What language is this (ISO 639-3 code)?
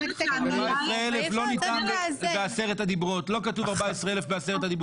heb